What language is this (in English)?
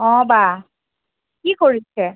Assamese